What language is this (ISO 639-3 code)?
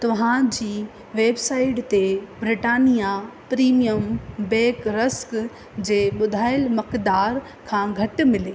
snd